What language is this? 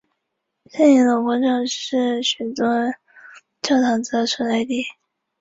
Chinese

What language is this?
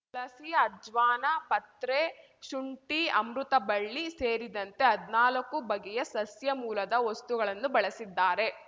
Kannada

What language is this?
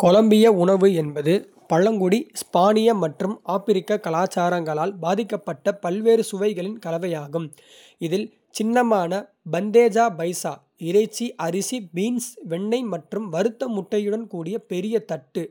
Kota (India)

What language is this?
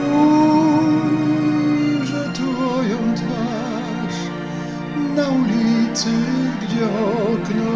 Polish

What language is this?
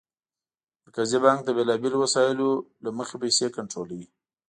Pashto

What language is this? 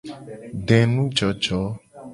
Gen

